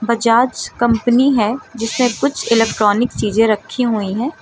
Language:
Hindi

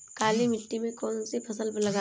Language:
Hindi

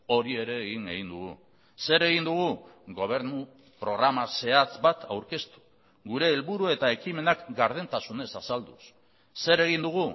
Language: Basque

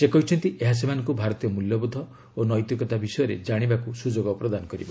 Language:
Odia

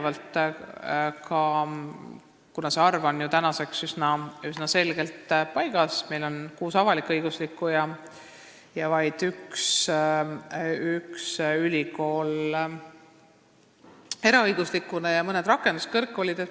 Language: Estonian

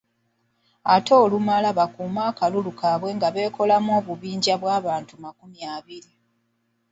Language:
Ganda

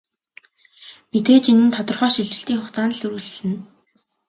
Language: Mongolian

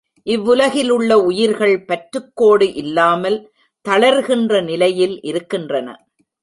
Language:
Tamil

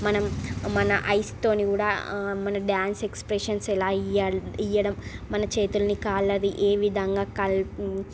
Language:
Telugu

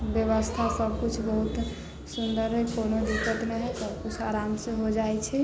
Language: Maithili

